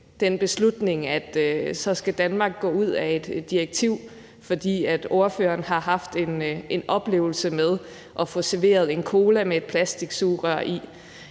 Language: Danish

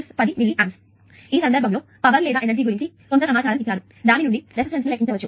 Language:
Telugu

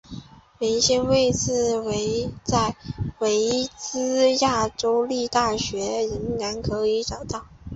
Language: Chinese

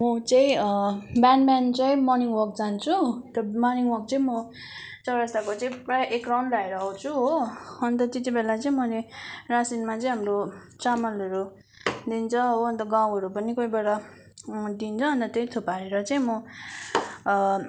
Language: Nepali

